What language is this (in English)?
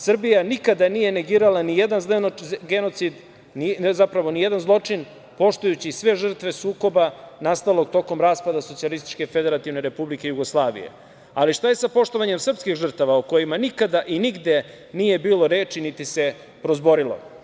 Serbian